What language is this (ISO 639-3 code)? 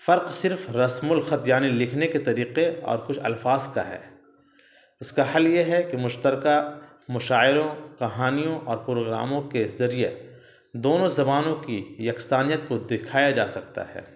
urd